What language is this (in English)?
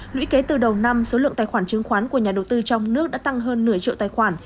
Vietnamese